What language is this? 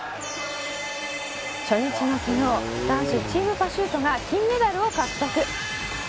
Japanese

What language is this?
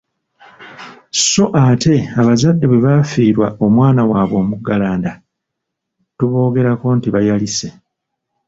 Ganda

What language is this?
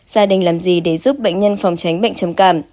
Vietnamese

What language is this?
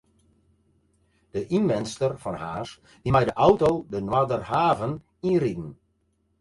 Western Frisian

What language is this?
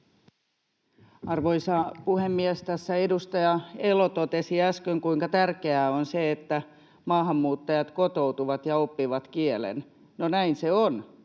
Finnish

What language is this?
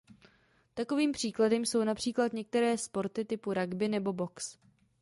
Czech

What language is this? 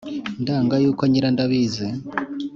Kinyarwanda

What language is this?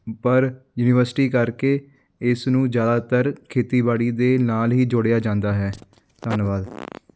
Punjabi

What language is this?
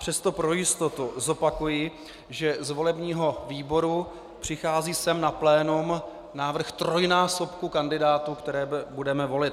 Czech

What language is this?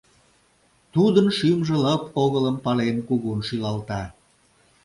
Mari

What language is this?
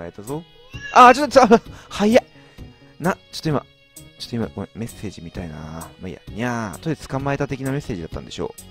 Japanese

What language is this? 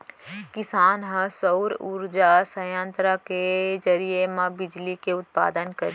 Chhattisgarhi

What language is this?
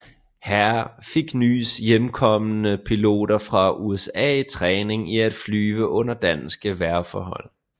Danish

